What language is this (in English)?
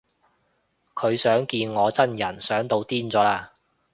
Cantonese